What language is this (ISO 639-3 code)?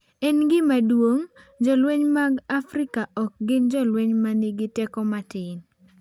luo